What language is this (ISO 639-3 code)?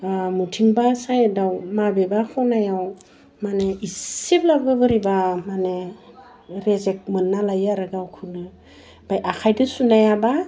brx